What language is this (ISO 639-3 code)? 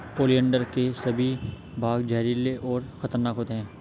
hin